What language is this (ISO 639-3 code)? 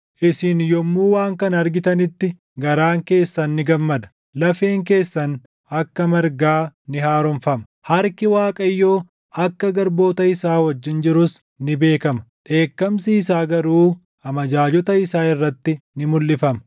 orm